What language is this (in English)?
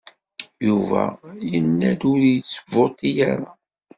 Kabyle